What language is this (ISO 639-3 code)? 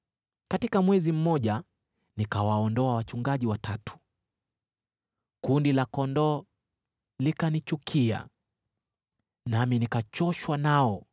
swa